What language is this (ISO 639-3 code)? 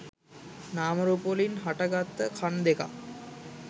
sin